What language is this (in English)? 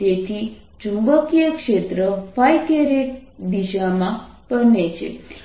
Gujarati